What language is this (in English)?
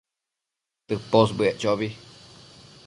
Matsés